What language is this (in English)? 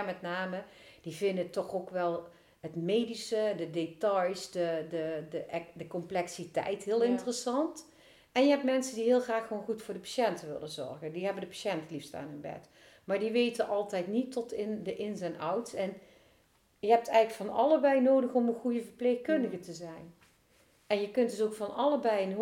Dutch